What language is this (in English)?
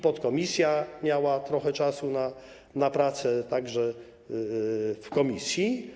Polish